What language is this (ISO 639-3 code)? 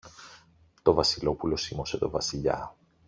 ell